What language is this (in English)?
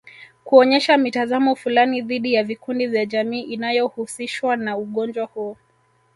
Swahili